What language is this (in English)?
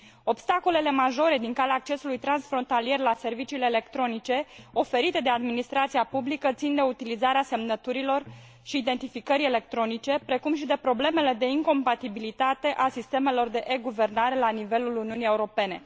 Romanian